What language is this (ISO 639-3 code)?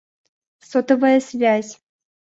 rus